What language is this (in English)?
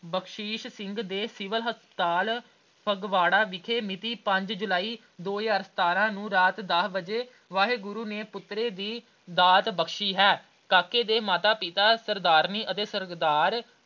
Punjabi